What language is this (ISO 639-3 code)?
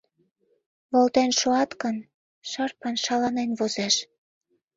chm